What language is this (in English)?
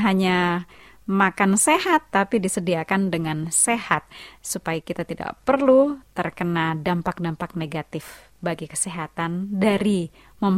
Indonesian